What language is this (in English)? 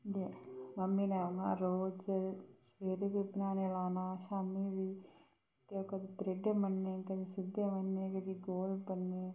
Dogri